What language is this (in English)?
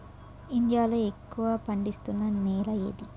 Telugu